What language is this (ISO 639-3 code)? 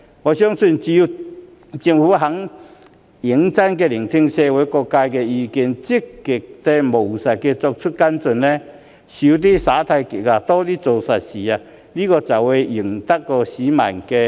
yue